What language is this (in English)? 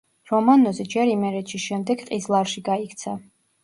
Georgian